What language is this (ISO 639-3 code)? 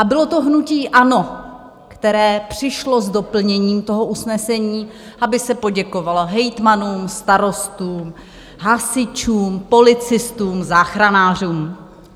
ces